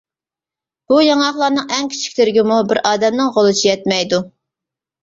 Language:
Uyghur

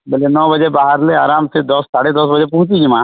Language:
Odia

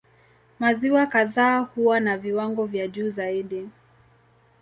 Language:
Swahili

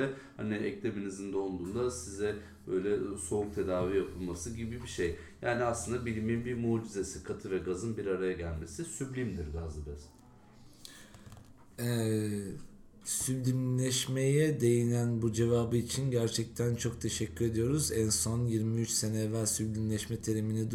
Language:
Turkish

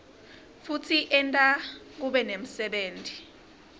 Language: Swati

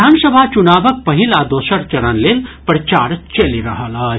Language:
Maithili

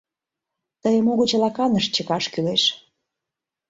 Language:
Mari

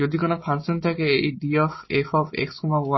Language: Bangla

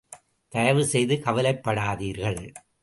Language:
Tamil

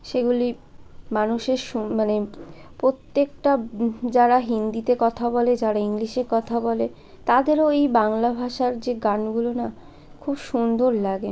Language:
Bangla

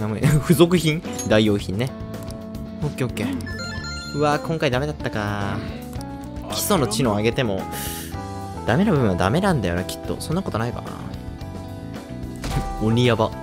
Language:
Japanese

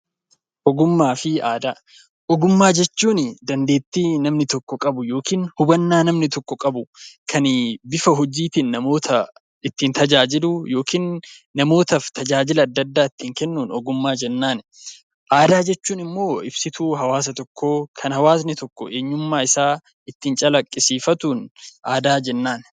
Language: Oromo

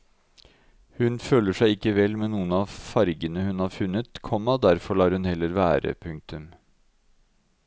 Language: Norwegian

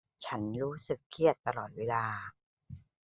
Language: Thai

